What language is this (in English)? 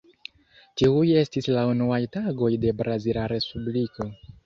Esperanto